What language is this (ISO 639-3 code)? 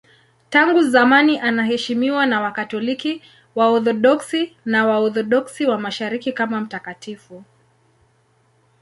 swa